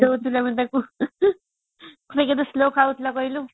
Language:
Odia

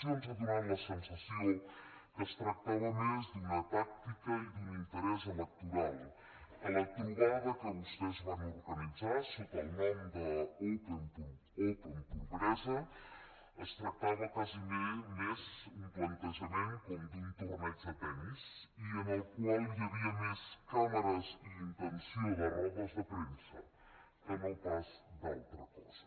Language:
Catalan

